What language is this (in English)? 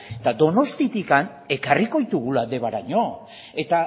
Basque